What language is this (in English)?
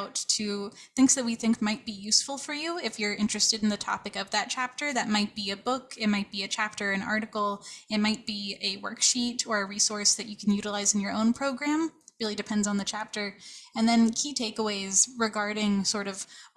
English